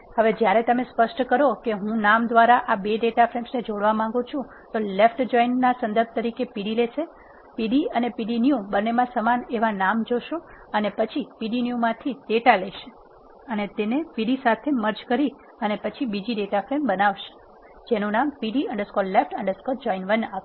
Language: Gujarati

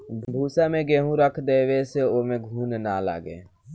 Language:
Bhojpuri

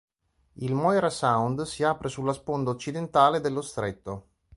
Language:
Italian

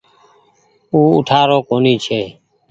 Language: Goaria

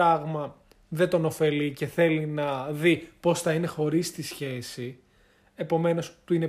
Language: Greek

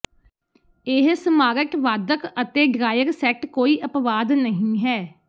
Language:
Punjabi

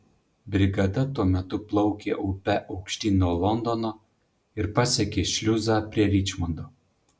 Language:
Lithuanian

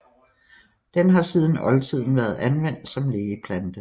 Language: Danish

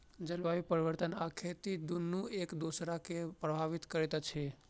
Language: Maithili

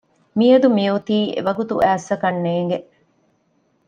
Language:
Divehi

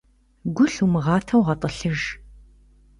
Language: Kabardian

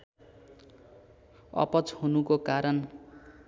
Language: Nepali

